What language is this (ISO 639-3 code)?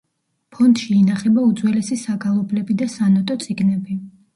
kat